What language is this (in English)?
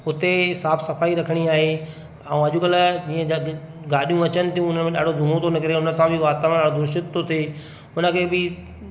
Sindhi